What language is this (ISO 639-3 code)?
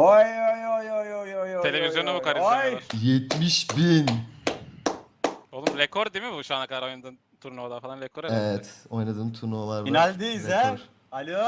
tur